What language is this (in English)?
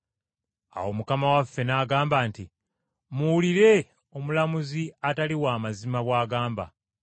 Ganda